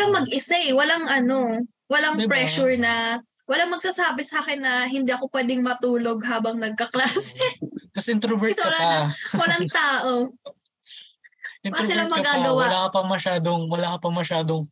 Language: Filipino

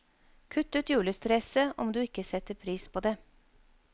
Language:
Norwegian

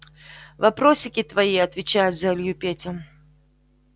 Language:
Russian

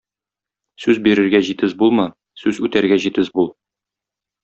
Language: Tatar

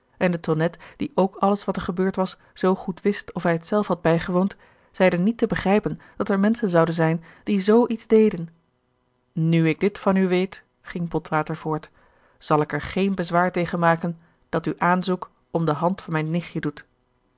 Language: Dutch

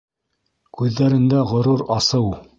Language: Bashkir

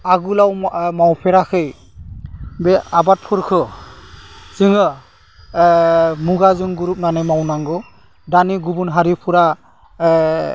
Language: Bodo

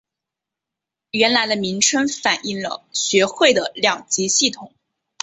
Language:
Chinese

